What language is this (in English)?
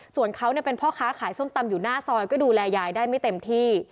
Thai